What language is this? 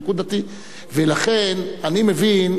Hebrew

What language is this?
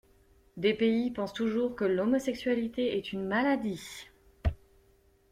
French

